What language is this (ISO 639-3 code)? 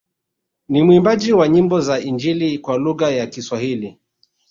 swa